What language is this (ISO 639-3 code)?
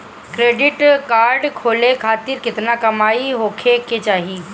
bho